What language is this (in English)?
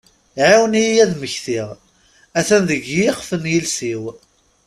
Kabyle